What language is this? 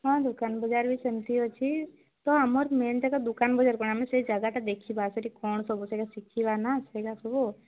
Odia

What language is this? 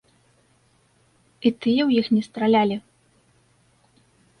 Belarusian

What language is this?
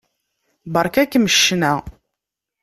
Kabyle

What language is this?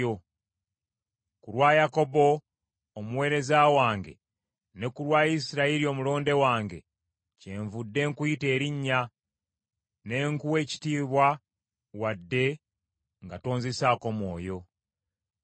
Ganda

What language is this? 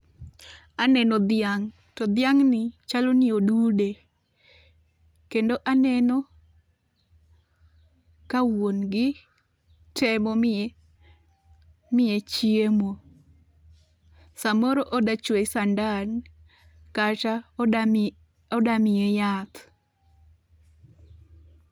Luo (Kenya and Tanzania)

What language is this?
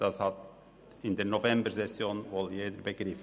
Swiss German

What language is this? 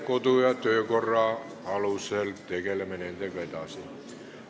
Estonian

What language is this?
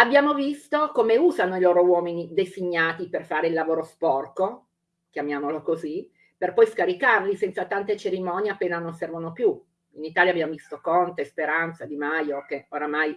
Italian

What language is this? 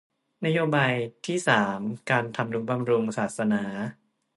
Thai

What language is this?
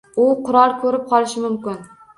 Uzbek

